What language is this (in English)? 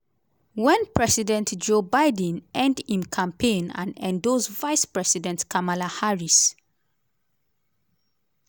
Nigerian Pidgin